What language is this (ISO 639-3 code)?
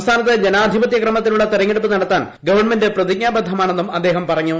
mal